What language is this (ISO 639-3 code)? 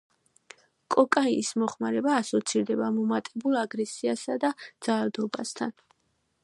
kat